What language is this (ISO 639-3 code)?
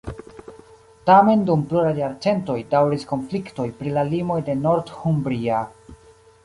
epo